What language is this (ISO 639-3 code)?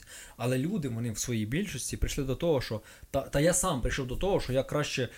ukr